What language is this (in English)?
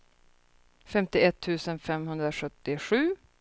Swedish